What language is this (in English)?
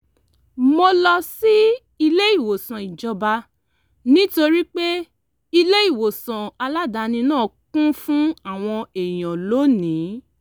Yoruba